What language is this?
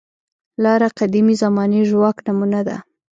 Pashto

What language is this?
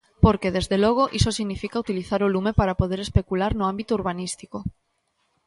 Galician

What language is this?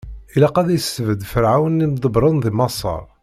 Kabyle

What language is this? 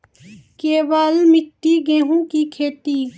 Maithili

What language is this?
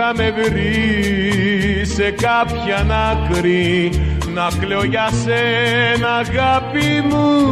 Greek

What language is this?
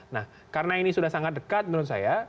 Indonesian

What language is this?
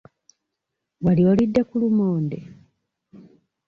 Ganda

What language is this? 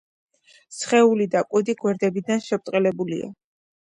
Georgian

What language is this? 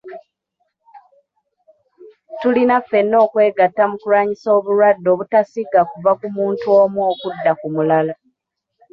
Ganda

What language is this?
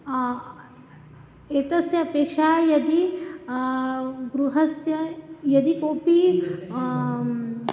Sanskrit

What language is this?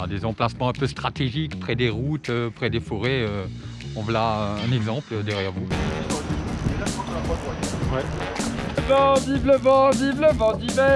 French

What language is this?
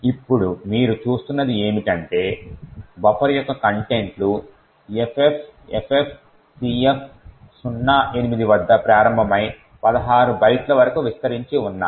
Telugu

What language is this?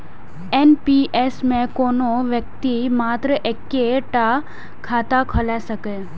Maithili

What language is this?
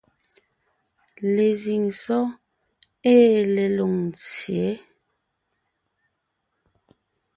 Ngiemboon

